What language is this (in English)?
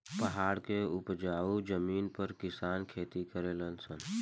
Bhojpuri